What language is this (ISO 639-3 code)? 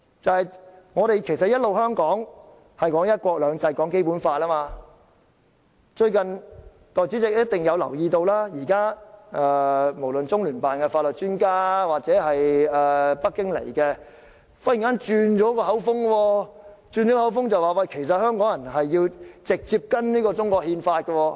yue